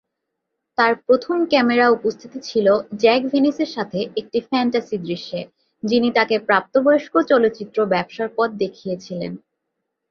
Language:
Bangla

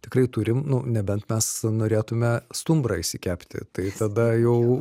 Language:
Lithuanian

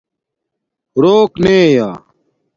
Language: Domaaki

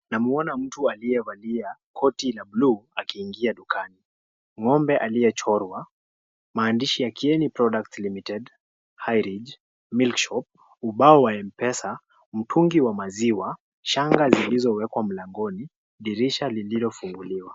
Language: Swahili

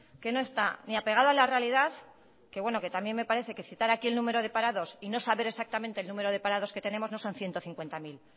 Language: Spanish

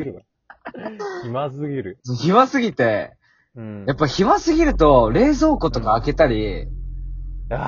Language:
Japanese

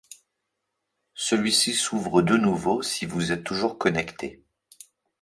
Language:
French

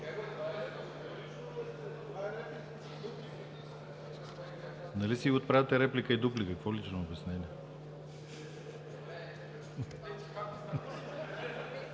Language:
Bulgarian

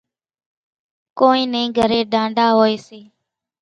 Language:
Kachi Koli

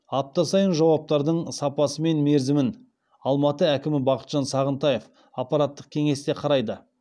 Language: Kazakh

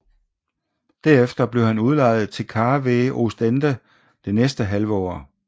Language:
Danish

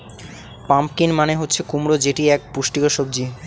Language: Bangla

